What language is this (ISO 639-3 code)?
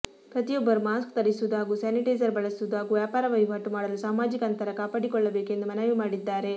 kan